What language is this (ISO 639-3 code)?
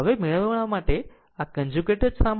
guj